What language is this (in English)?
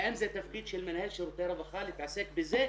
Hebrew